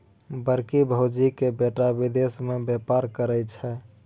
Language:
Maithili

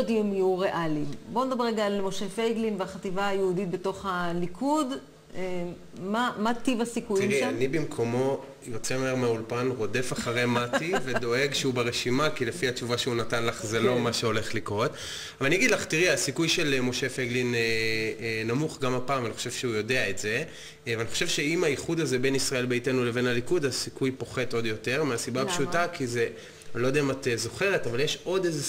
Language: Hebrew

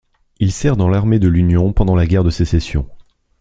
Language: French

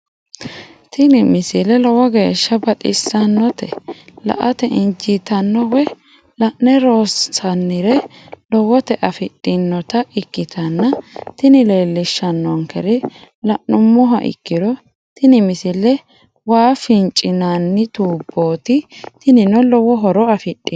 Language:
Sidamo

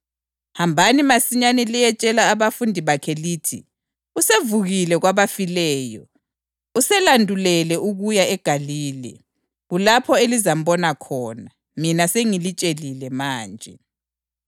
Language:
North Ndebele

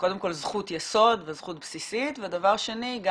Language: Hebrew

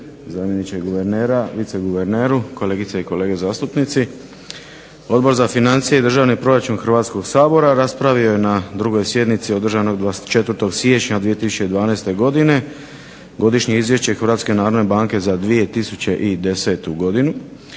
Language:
Croatian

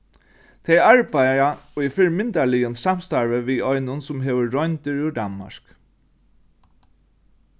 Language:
Faroese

